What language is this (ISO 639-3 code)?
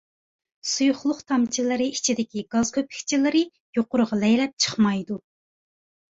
uig